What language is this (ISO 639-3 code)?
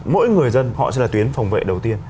vie